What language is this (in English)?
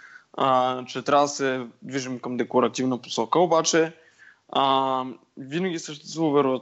Bulgarian